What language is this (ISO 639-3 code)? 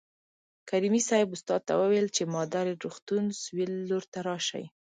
pus